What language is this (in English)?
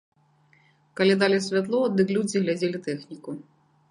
Belarusian